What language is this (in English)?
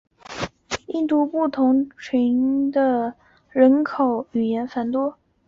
Chinese